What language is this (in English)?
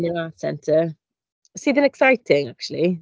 Welsh